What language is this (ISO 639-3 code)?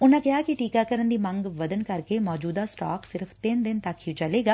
pan